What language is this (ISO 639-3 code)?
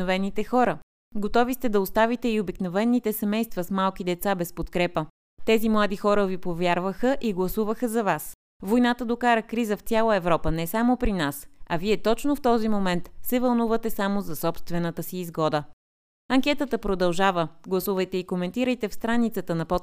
bul